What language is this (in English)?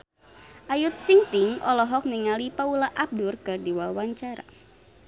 Sundanese